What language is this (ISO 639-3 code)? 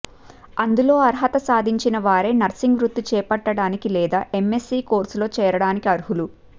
tel